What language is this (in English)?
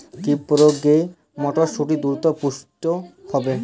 Bangla